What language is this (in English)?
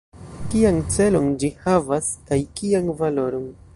Esperanto